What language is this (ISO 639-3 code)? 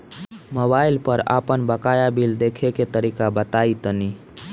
bho